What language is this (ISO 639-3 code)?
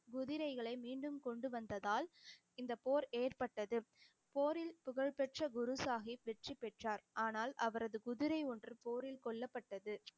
tam